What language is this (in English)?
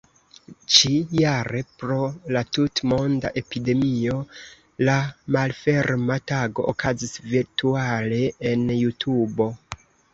Esperanto